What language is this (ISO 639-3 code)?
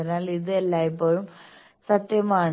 mal